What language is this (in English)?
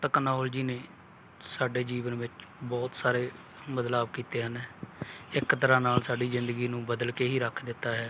Punjabi